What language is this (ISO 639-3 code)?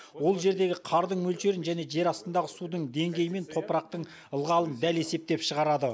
kaz